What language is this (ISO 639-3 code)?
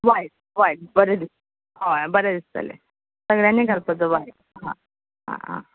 kok